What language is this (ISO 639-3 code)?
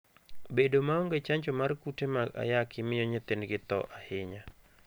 luo